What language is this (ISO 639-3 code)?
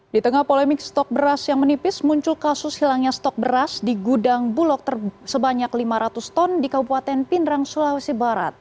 ind